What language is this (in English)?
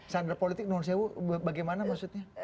Indonesian